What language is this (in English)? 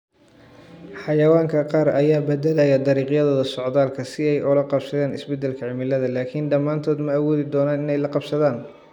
Somali